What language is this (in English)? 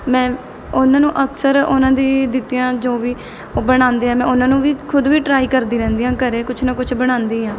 Punjabi